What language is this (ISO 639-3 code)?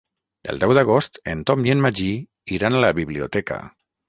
cat